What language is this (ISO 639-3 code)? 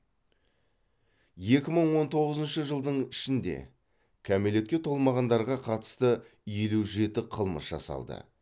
kaz